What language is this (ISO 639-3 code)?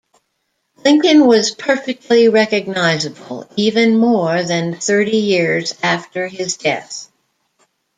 eng